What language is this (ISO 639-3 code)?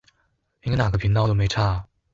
zho